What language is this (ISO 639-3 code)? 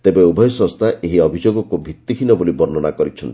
ori